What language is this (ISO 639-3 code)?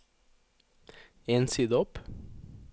nor